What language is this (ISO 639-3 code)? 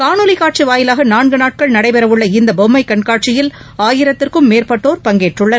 tam